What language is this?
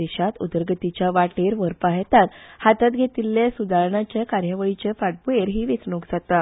Konkani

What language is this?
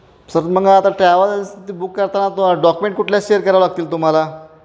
Marathi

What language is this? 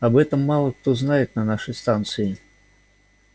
Russian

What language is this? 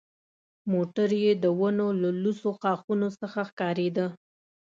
Pashto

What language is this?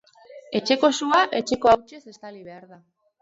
Basque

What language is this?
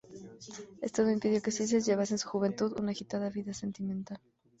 Spanish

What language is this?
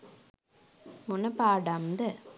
Sinhala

